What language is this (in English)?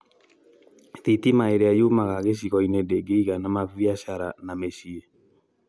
Kikuyu